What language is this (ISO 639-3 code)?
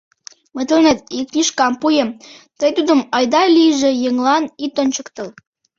chm